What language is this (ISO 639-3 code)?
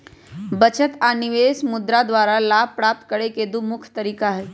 mag